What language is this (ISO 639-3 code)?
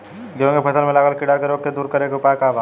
bho